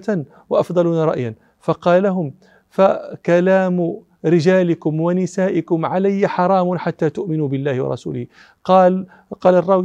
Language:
Arabic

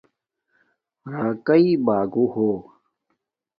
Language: Domaaki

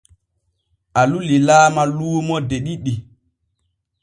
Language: Borgu Fulfulde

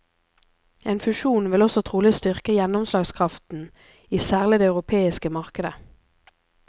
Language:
Norwegian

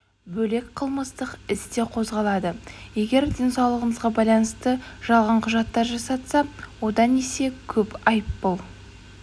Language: Kazakh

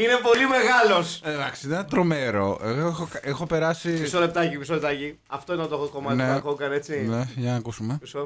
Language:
Greek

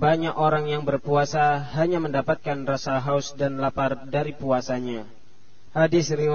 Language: Malay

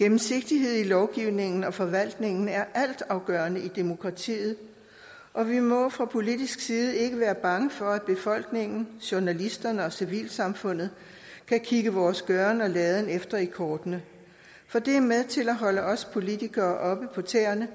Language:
Danish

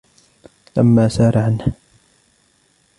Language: Arabic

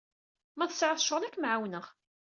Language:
Kabyle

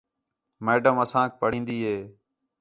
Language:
Khetrani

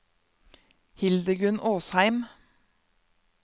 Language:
Norwegian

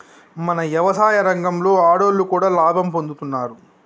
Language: Telugu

